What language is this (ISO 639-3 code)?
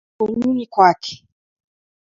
dav